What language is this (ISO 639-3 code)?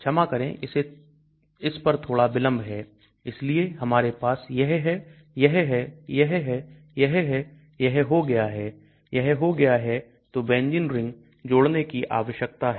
hin